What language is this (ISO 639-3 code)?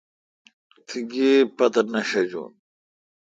xka